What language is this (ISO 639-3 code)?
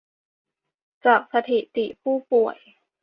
tha